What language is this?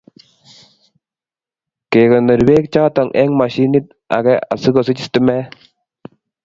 Kalenjin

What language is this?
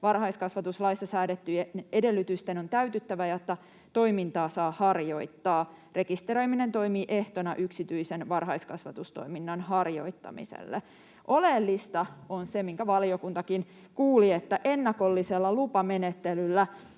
Finnish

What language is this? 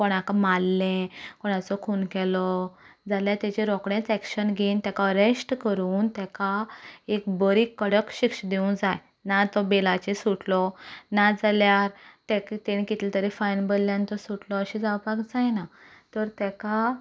Konkani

